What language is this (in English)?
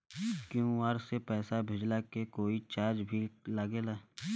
Bhojpuri